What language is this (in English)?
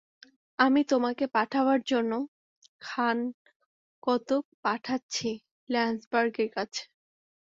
Bangla